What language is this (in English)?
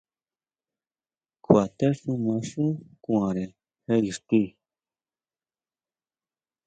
Huautla Mazatec